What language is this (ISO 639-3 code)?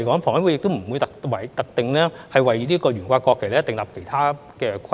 yue